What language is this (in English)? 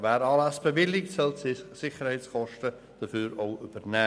Swiss German